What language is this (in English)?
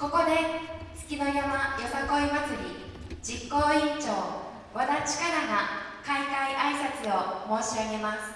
Japanese